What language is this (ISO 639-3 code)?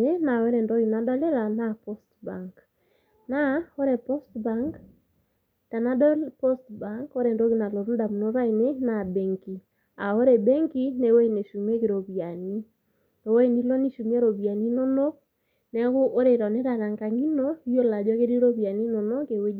mas